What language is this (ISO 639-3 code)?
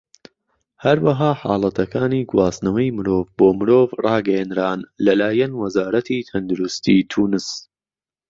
ckb